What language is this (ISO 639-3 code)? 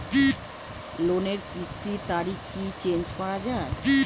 ben